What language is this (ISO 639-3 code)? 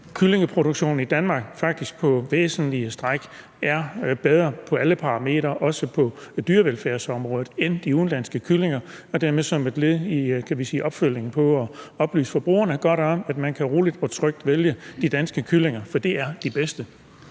dan